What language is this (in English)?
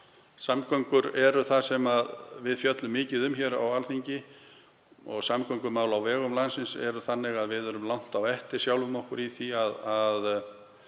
Icelandic